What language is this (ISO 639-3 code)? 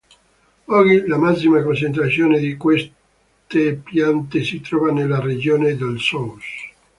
ita